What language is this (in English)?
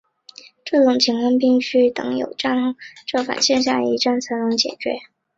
Chinese